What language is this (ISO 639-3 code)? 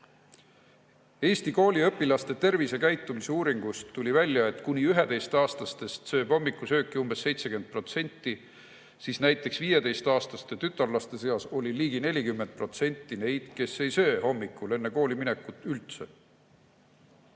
est